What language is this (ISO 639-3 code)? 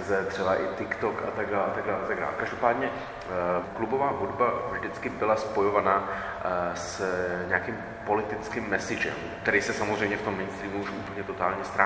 ces